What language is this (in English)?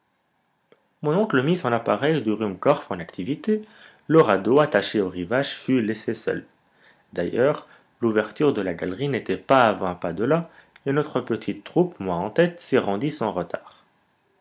French